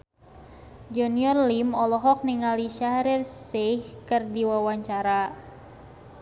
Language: Sundanese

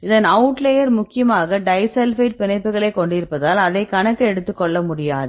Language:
Tamil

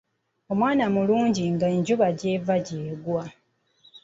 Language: Ganda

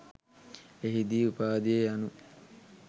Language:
Sinhala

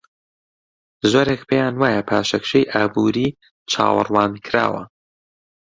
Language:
Central Kurdish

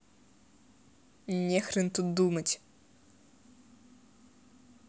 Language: Russian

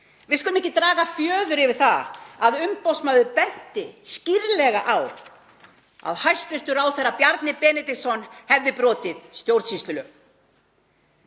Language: Icelandic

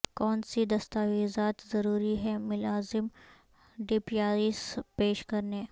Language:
Urdu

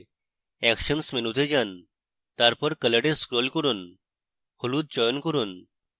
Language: Bangla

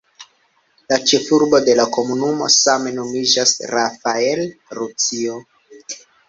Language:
Esperanto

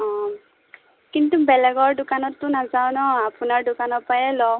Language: Assamese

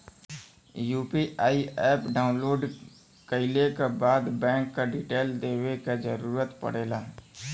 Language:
Bhojpuri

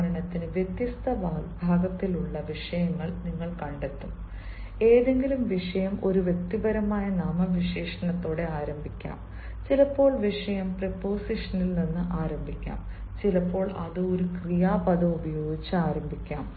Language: Malayalam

